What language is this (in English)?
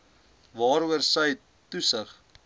Afrikaans